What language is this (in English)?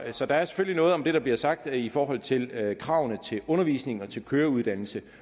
Danish